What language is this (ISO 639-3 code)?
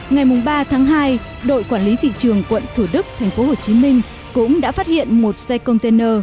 vie